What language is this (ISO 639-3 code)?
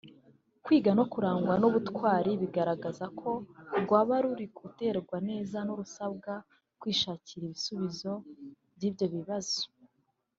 kin